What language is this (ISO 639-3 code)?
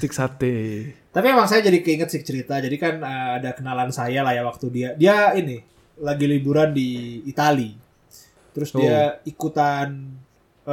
ind